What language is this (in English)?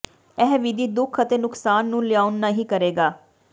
Punjabi